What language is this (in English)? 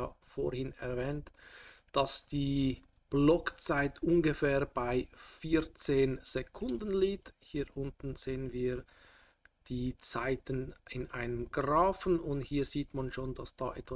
German